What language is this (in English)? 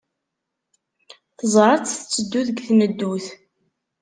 Kabyle